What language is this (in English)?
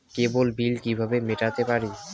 Bangla